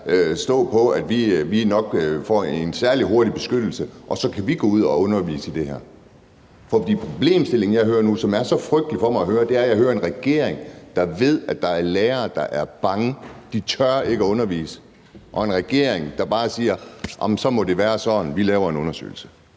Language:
Danish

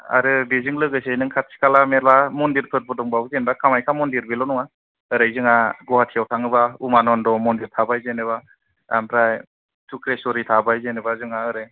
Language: Bodo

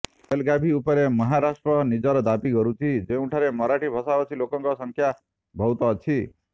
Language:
Odia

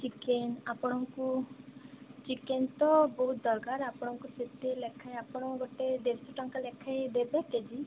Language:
Odia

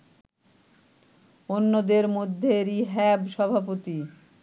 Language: Bangla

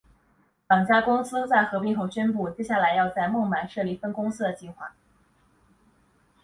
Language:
Chinese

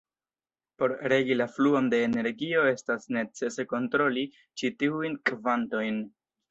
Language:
Esperanto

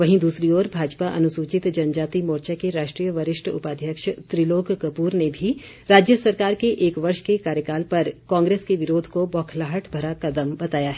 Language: Hindi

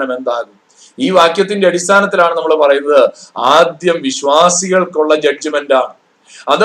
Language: Malayalam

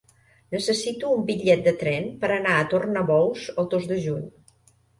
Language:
Catalan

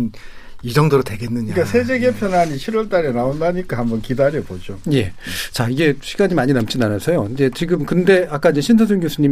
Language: Korean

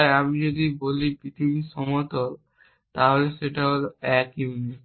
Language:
Bangla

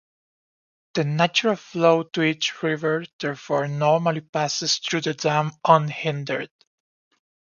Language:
English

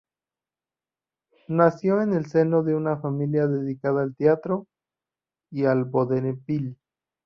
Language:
Spanish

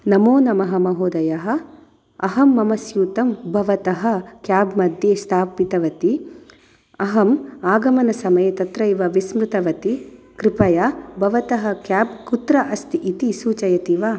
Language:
Sanskrit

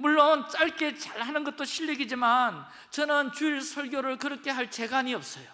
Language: Korean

